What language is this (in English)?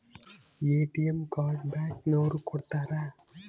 Kannada